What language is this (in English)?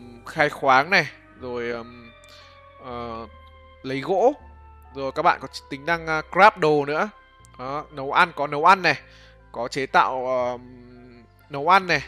Vietnamese